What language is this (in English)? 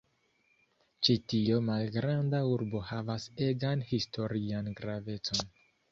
Esperanto